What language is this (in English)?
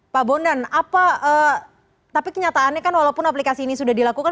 Indonesian